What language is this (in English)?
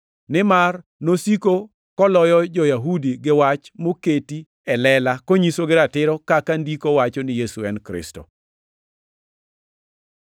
Luo (Kenya and Tanzania)